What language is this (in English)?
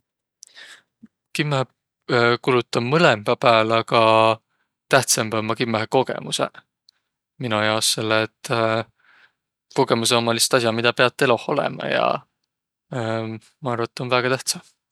Võro